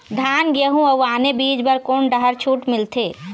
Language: Chhattisgarhi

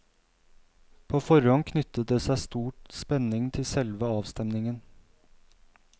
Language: Norwegian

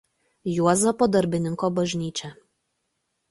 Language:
Lithuanian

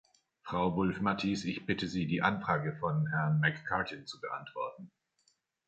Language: German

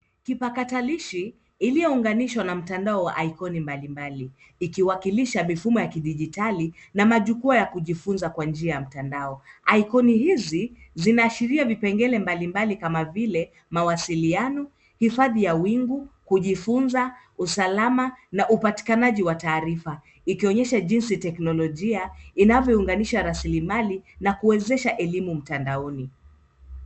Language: Swahili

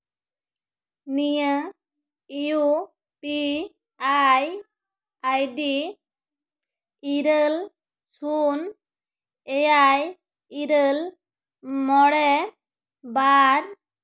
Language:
Santali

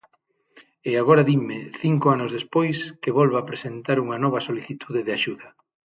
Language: Galician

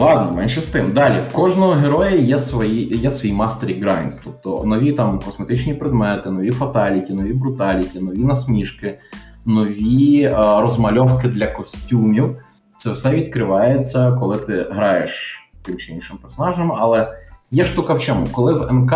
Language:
Ukrainian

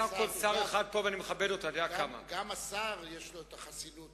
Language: Hebrew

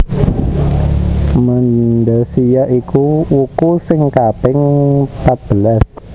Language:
Javanese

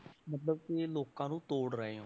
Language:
Punjabi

